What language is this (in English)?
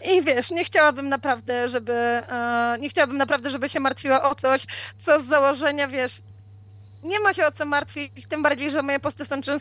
Polish